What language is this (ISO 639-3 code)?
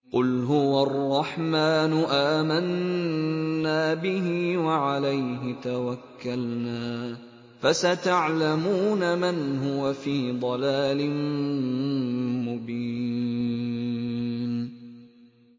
ara